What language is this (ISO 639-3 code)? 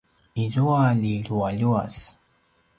pwn